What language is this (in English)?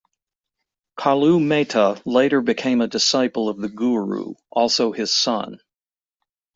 English